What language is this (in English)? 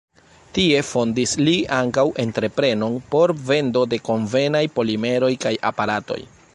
Esperanto